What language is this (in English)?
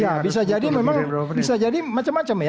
Indonesian